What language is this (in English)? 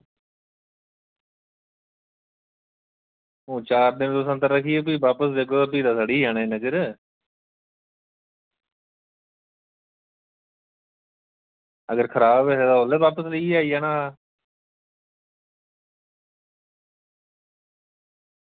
Dogri